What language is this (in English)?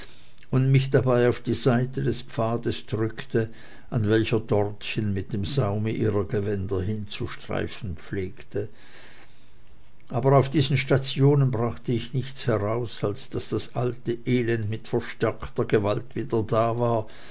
German